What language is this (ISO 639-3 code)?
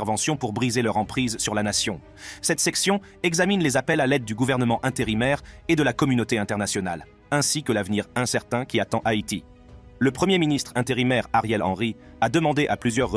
fra